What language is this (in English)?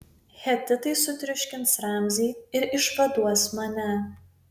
Lithuanian